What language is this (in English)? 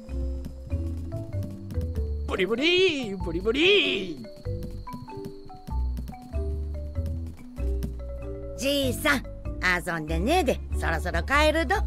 Japanese